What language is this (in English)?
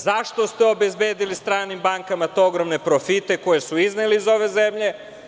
Serbian